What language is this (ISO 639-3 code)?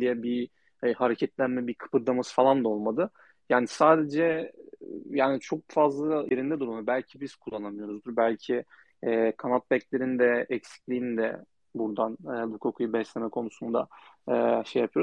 tur